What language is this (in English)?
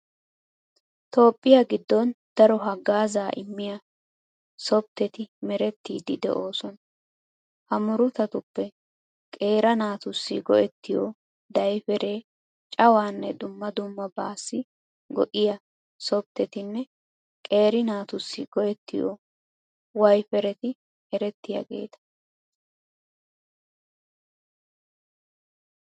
Wolaytta